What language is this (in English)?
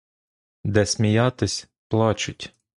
Ukrainian